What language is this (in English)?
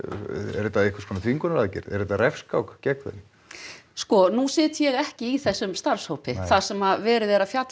Icelandic